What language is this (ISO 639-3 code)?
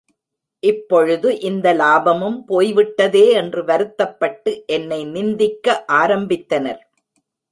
tam